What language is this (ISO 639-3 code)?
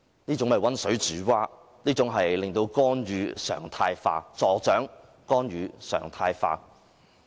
yue